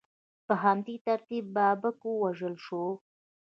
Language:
Pashto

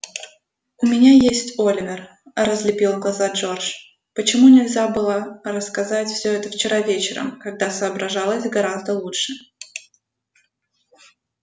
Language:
Russian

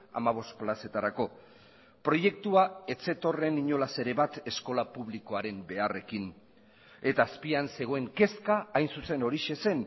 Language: Basque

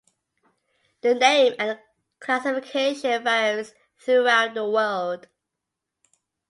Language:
English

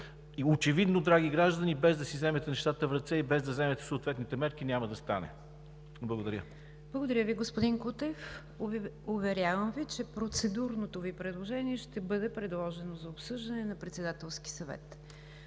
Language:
Bulgarian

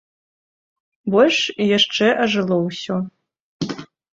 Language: Belarusian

